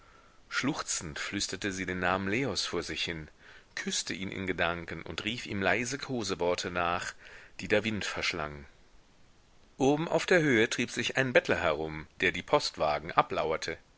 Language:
German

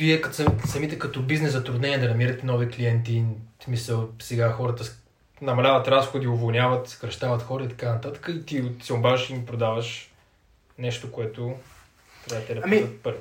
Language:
Bulgarian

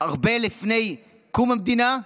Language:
Hebrew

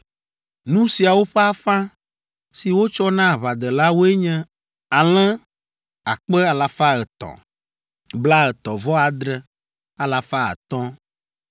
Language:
Ewe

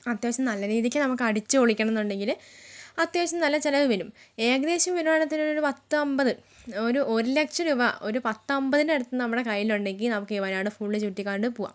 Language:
Malayalam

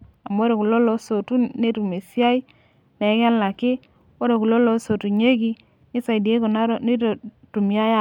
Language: Masai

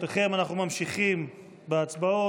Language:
Hebrew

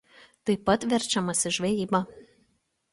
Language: Lithuanian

